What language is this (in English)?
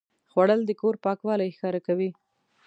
Pashto